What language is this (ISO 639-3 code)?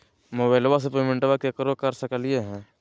mag